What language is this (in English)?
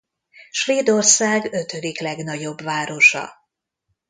Hungarian